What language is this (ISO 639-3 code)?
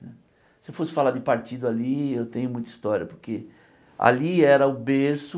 por